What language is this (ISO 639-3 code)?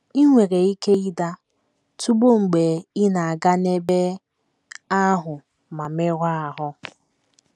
ibo